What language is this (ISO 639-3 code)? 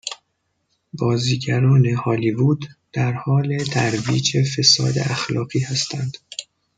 fas